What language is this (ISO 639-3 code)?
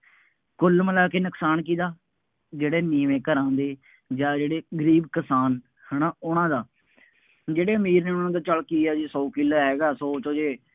pan